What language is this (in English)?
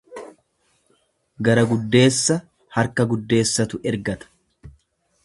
Oromo